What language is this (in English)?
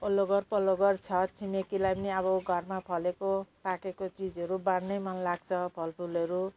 Nepali